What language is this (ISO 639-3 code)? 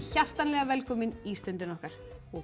isl